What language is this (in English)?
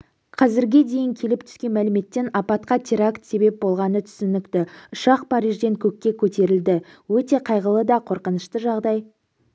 Kazakh